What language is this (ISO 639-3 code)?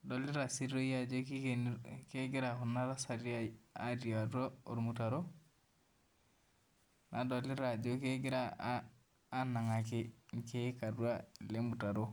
mas